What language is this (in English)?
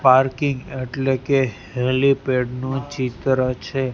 Gujarati